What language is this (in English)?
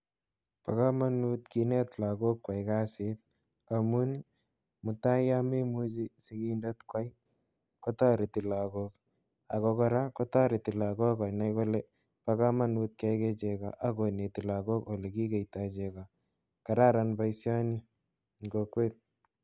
Kalenjin